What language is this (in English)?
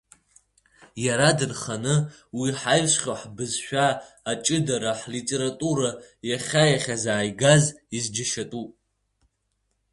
Abkhazian